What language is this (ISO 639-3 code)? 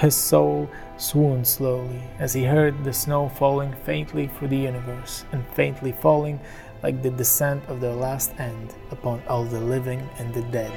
ron